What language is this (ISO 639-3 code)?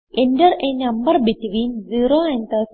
mal